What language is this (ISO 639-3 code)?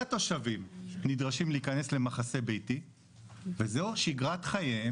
heb